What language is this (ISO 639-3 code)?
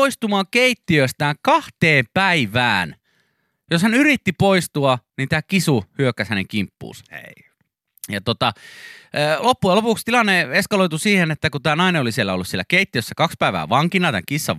fin